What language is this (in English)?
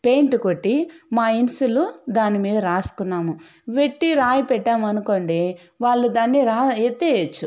Telugu